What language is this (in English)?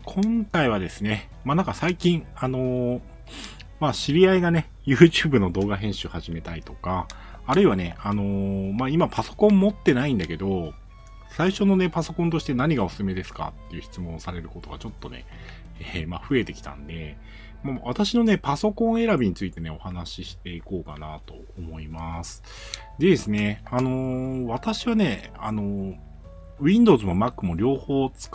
Japanese